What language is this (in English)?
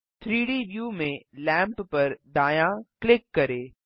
Hindi